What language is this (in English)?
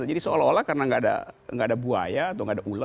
Indonesian